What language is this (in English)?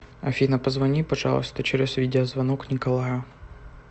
Russian